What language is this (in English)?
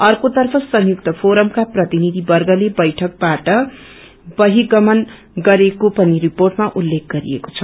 Nepali